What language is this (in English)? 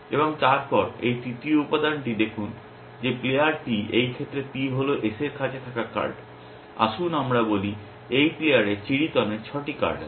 Bangla